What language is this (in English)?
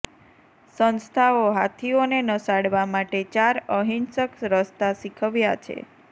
Gujarati